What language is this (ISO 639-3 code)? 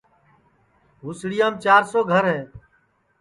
ssi